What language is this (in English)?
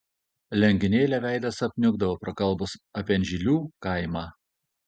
Lithuanian